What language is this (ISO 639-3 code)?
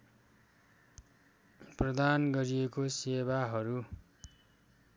nep